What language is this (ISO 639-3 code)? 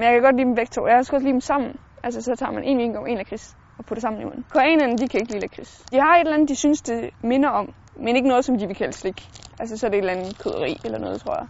dan